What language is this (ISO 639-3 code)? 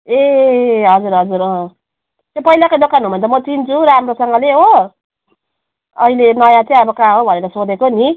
nep